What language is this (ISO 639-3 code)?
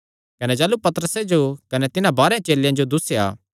xnr